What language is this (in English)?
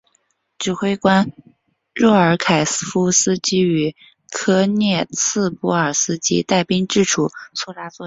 Chinese